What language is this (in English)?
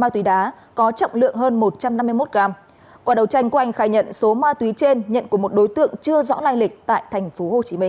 Vietnamese